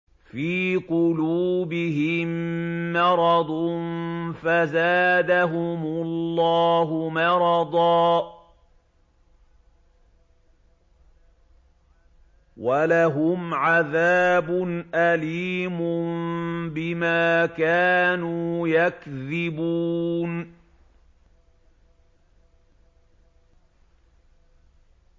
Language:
Arabic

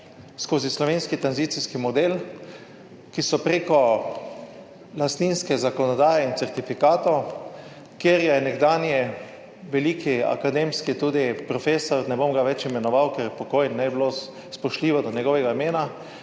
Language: Slovenian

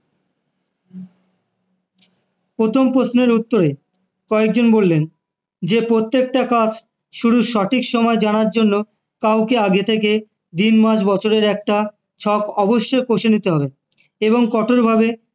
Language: Bangla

